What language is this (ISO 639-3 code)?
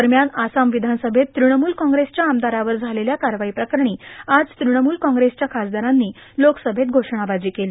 mar